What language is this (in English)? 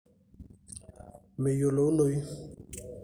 Masai